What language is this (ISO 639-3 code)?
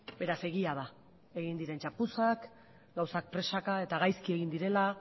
eus